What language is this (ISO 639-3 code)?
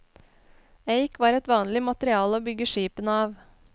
nor